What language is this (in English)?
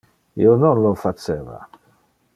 Interlingua